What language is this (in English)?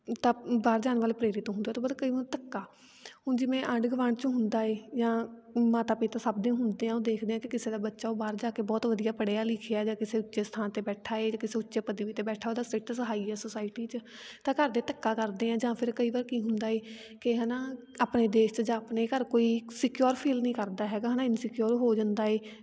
Punjabi